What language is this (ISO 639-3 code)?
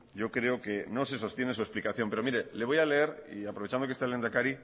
spa